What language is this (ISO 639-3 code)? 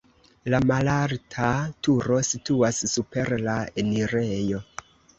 epo